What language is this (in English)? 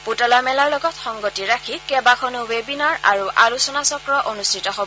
Assamese